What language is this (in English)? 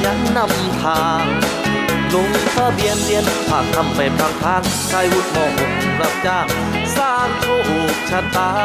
Thai